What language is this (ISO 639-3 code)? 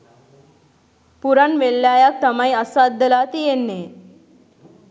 sin